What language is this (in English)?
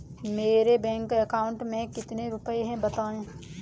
Hindi